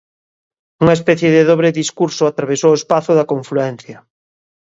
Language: Galician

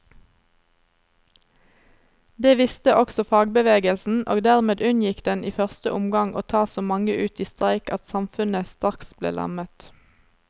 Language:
Norwegian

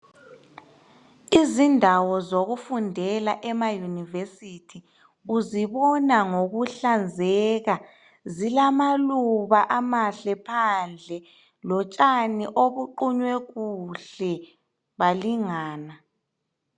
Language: North Ndebele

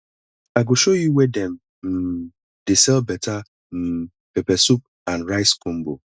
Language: Nigerian Pidgin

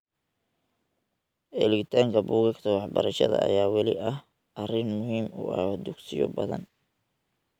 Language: Somali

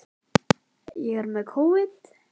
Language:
Icelandic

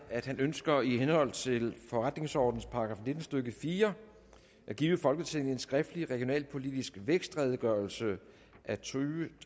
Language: Danish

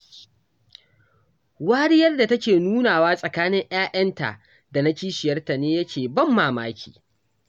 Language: Hausa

